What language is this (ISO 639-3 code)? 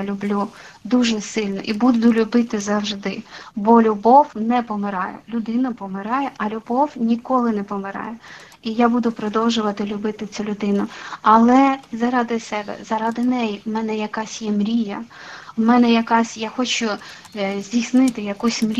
ukr